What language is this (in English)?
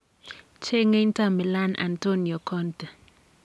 Kalenjin